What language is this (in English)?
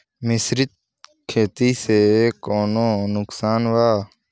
Bhojpuri